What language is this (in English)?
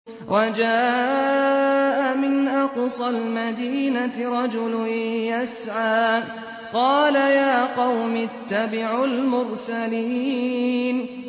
Arabic